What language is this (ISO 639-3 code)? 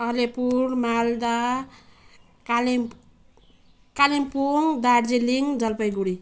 nep